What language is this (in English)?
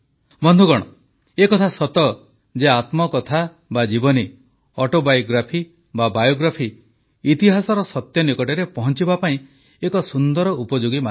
Odia